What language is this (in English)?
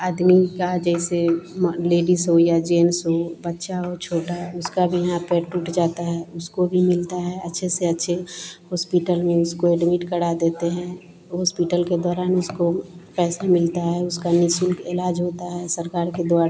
Hindi